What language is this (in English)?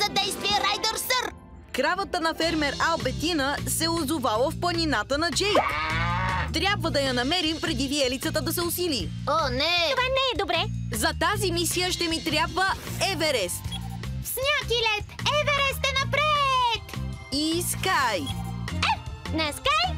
Bulgarian